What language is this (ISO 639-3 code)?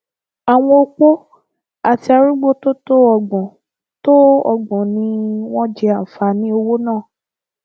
yor